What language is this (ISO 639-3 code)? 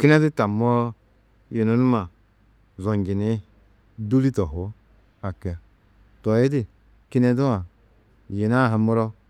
tuq